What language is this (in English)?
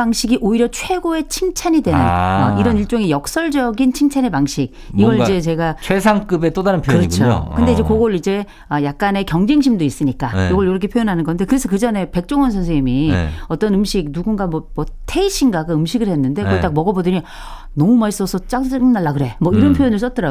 Korean